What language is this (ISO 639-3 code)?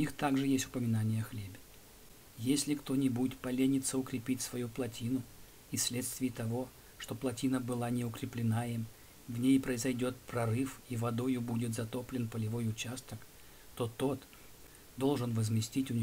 rus